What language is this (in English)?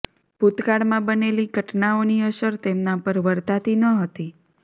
Gujarati